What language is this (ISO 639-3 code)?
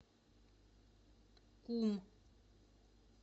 rus